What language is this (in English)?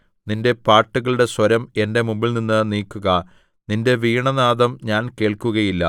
Malayalam